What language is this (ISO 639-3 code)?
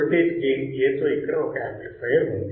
tel